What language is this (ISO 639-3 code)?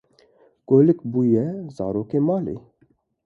kur